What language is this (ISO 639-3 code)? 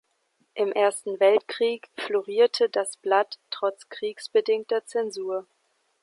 deu